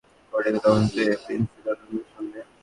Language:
Bangla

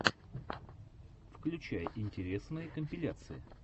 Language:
Russian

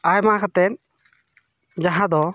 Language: Santali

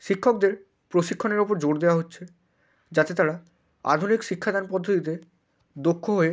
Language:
Bangla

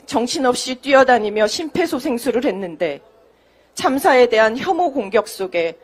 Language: Korean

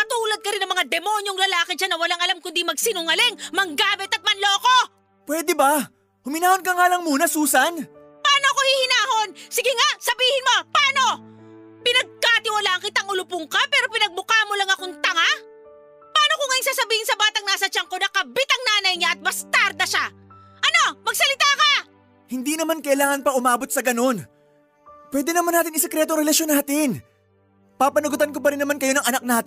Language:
Filipino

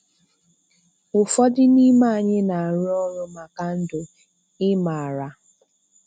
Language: Igbo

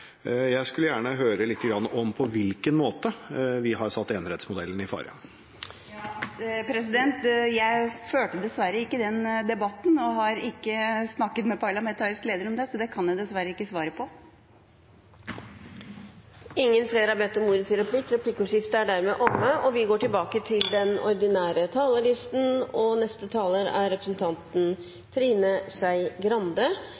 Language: Norwegian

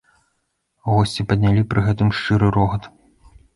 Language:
Belarusian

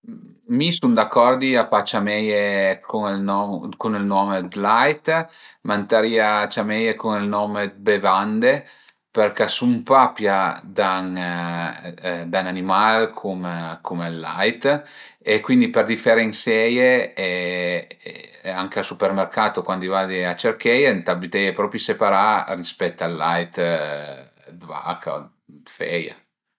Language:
Piedmontese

